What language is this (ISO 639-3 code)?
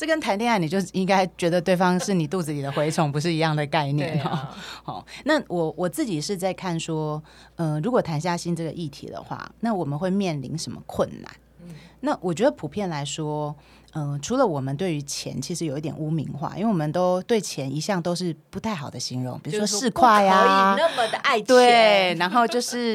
zho